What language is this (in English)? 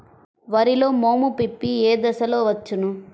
Telugu